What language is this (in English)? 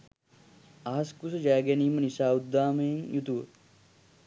Sinhala